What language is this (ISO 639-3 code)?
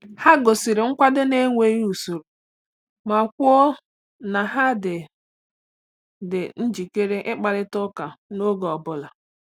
ibo